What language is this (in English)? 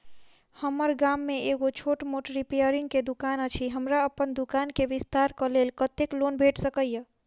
Maithili